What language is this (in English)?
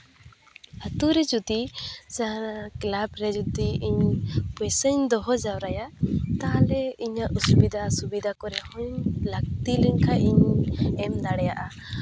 Santali